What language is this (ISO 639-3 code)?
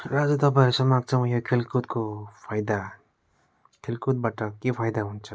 nep